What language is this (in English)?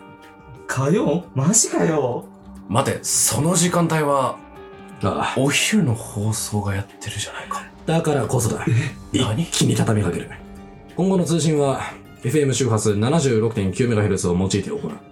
Japanese